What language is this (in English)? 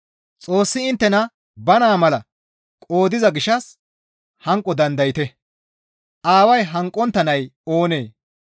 Gamo